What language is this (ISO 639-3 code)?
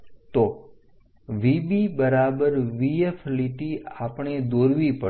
guj